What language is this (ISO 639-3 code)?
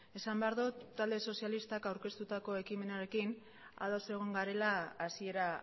eus